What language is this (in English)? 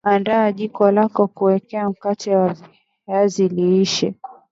Swahili